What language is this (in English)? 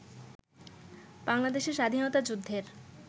Bangla